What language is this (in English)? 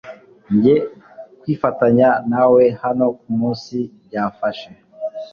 Kinyarwanda